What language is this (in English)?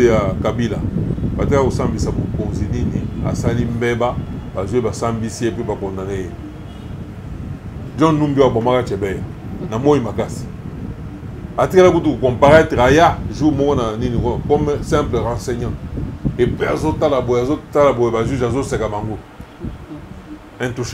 French